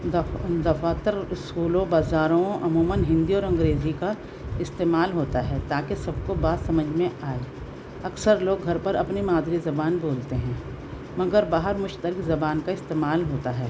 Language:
Urdu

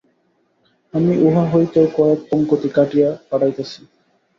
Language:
Bangla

